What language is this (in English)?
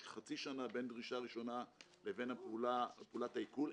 Hebrew